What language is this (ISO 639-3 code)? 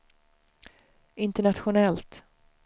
swe